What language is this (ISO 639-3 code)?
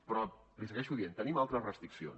cat